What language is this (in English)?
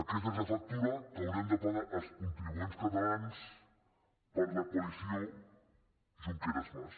Catalan